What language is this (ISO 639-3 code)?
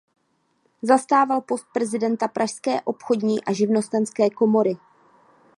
ces